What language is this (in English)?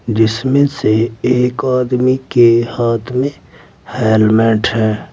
Hindi